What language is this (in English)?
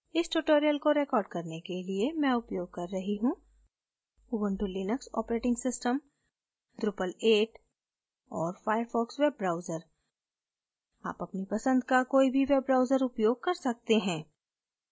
Hindi